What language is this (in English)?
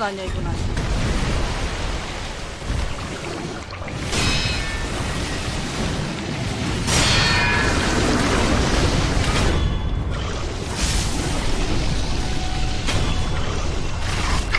Korean